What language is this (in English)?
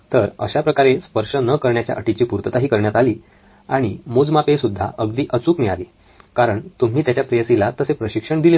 Marathi